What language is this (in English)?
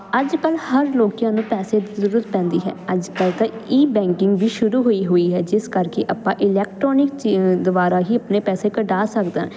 Punjabi